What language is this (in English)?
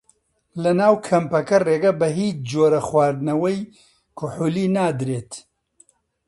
Central Kurdish